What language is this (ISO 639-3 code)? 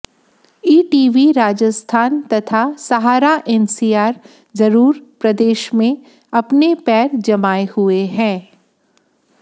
hin